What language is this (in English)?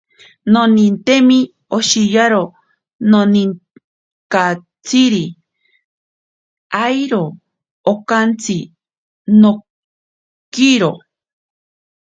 Ashéninka Perené